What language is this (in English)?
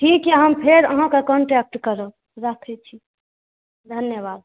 Maithili